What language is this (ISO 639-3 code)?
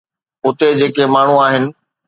snd